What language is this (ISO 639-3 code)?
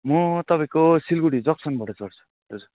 nep